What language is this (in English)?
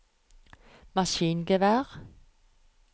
Norwegian